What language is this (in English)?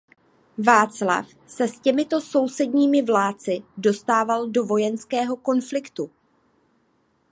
Czech